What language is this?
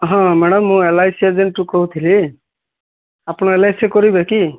Odia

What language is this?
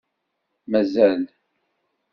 Kabyle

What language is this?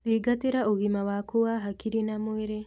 Kikuyu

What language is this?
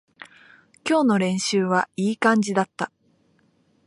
Japanese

